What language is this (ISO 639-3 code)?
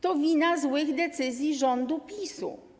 pol